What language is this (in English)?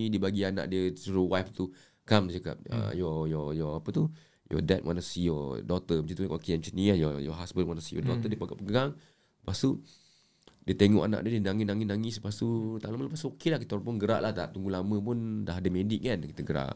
Malay